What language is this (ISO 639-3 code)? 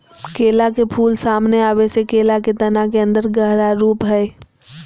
mag